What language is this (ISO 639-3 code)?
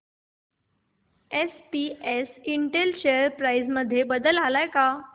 mar